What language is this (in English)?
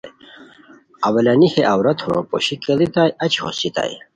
Khowar